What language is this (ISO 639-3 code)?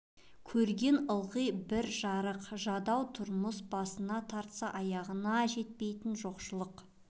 kaz